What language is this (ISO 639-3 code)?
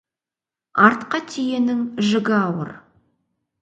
kaz